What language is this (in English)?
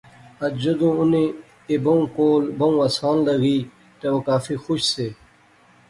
Pahari-Potwari